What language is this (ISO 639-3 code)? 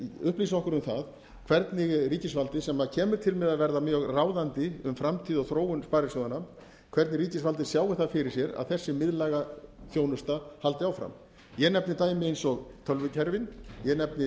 isl